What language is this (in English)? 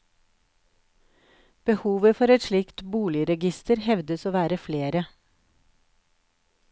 Norwegian